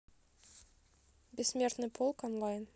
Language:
Russian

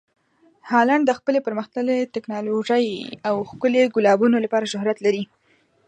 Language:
Pashto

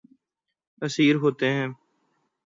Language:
Urdu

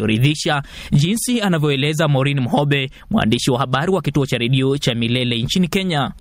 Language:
Swahili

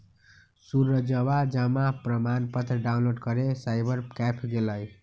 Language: Magahi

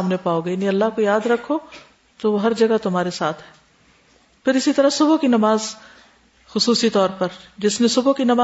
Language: Urdu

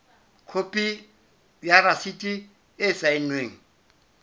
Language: Southern Sotho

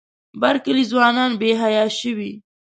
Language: Pashto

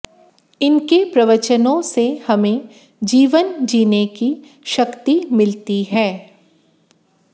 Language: Hindi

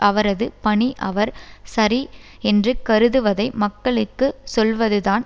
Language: Tamil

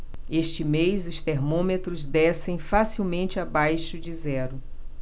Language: Portuguese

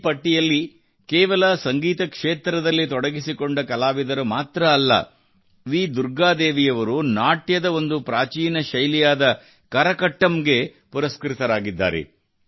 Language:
Kannada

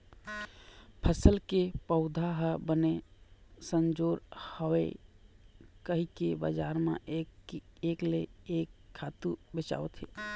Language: Chhattisgarhi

